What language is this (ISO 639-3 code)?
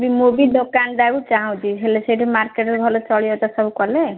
ori